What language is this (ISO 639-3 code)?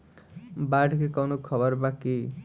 bho